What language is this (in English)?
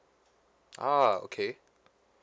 English